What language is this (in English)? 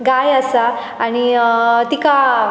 Konkani